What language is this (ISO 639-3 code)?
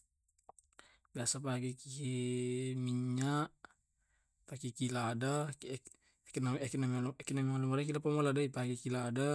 rob